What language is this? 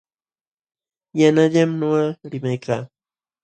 Jauja Wanca Quechua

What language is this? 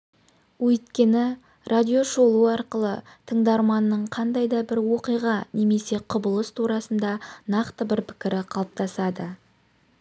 Kazakh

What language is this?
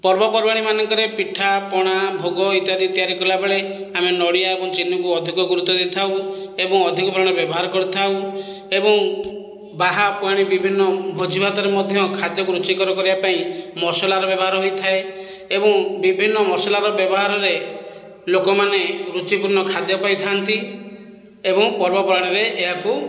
Odia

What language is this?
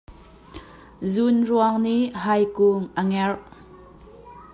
Hakha Chin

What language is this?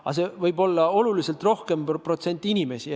Estonian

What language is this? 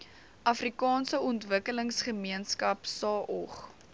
Afrikaans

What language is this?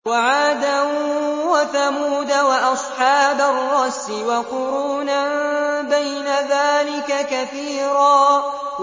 Arabic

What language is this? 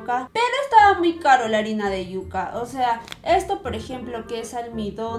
Spanish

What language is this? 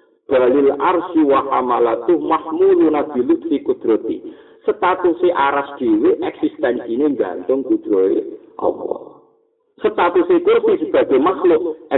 Indonesian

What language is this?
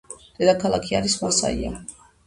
Georgian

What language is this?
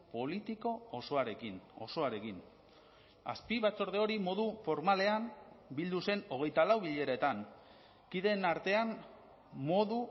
Basque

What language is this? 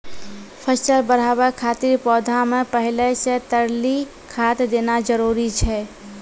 Maithili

